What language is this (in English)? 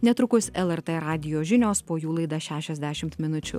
Lithuanian